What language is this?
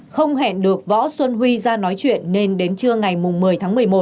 Vietnamese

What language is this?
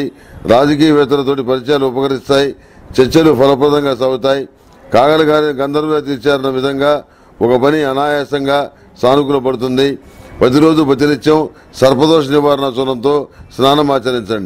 Telugu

